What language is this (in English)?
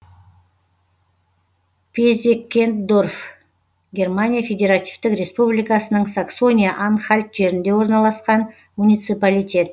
Kazakh